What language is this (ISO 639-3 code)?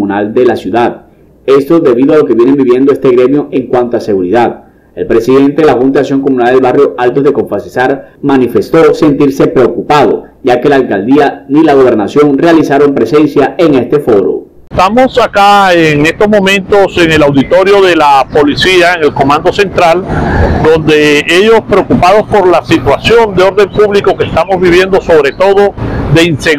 spa